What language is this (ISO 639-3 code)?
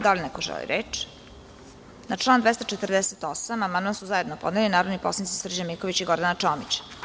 srp